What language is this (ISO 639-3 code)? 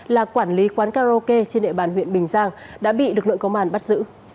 vie